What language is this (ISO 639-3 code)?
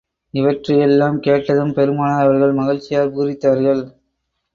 tam